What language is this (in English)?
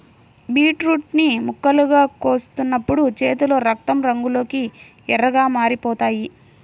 Telugu